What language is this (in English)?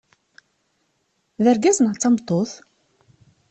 Kabyle